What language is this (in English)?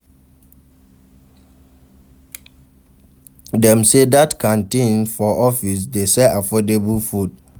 Nigerian Pidgin